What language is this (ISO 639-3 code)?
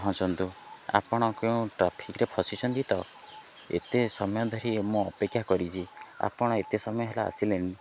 ori